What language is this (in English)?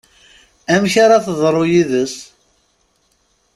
Kabyle